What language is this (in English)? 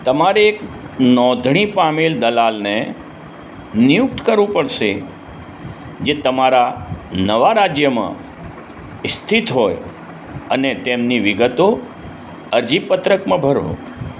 Gujarati